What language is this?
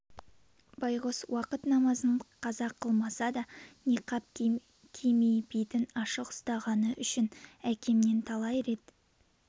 Kazakh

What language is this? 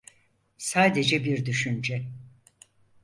Turkish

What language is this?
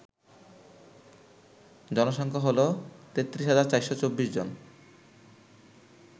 Bangla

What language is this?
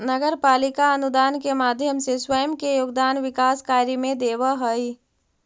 Magahi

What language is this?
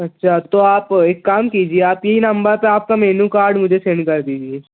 Urdu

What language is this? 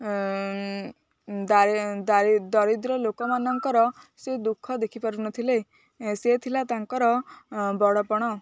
Odia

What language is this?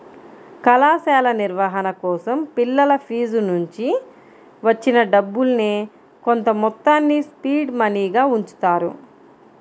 Telugu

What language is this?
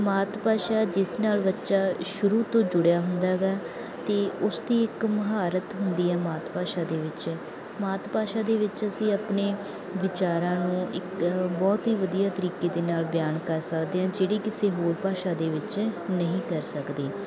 Punjabi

